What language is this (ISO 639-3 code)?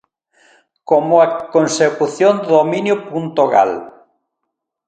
glg